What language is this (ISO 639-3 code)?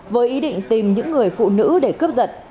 vie